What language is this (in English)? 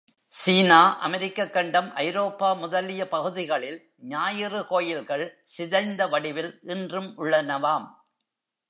Tamil